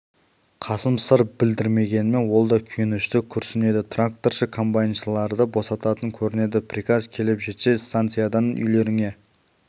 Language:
Kazakh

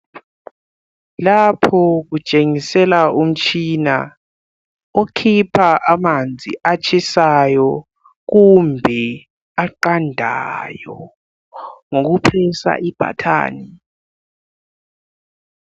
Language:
North Ndebele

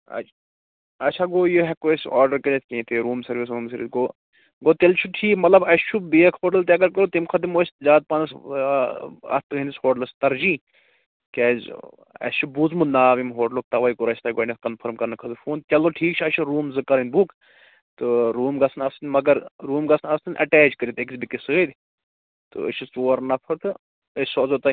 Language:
Kashmiri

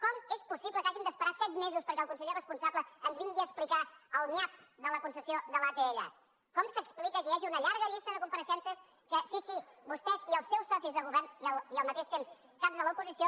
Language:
Catalan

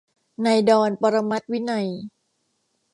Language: Thai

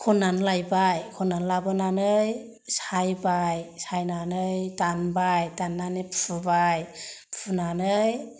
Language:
Bodo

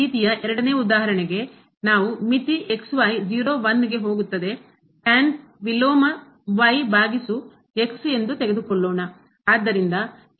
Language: Kannada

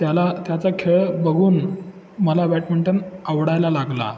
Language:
Marathi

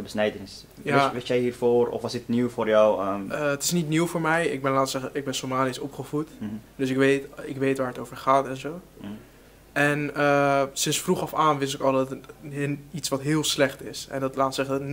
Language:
Dutch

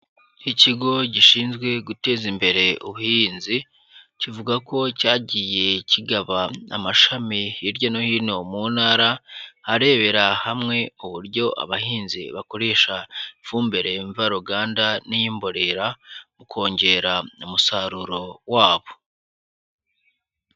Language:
Kinyarwanda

